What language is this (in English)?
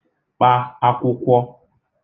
Igbo